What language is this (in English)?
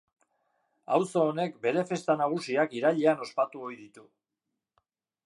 Basque